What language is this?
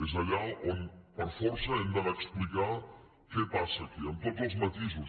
Catalan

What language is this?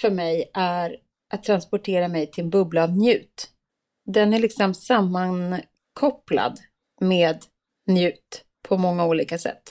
Swedish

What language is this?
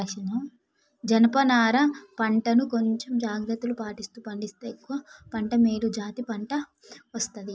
Telugu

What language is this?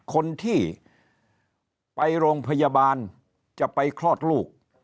Thai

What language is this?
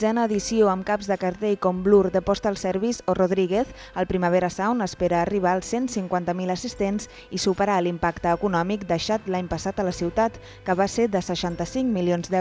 Catalan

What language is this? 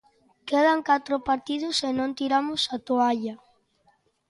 Galician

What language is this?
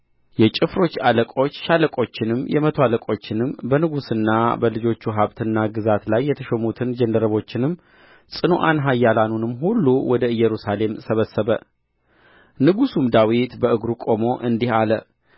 Amharic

